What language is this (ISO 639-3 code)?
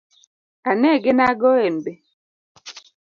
luo